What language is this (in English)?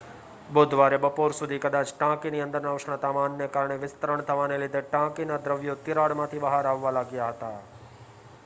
Gujarati